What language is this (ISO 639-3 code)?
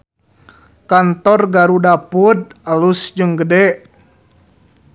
sun